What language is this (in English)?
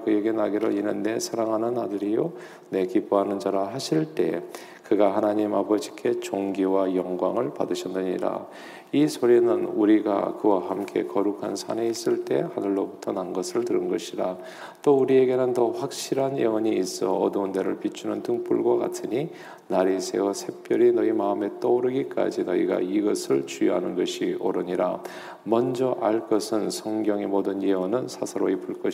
Korean